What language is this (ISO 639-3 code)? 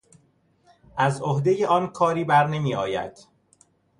fas